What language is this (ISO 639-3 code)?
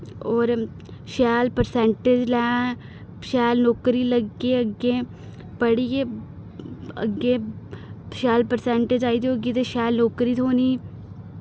doi